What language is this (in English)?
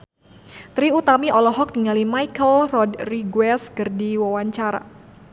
Sundanese